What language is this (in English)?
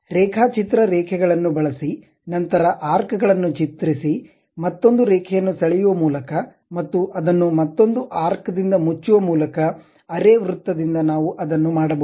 Kannada